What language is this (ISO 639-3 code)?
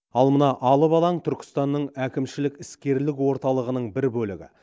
kaz